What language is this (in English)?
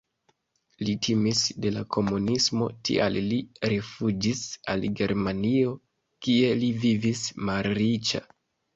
Esperanto